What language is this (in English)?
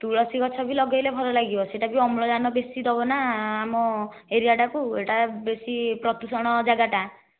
Odia